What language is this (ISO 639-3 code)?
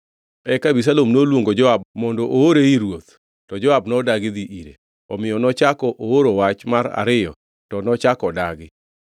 luo